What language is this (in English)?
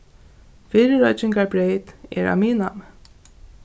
Faroese